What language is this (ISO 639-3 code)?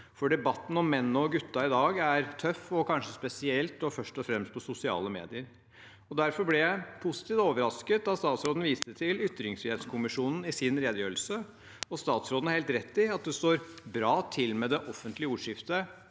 nor